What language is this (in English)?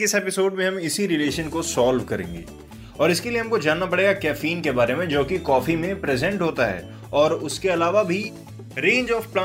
Hindi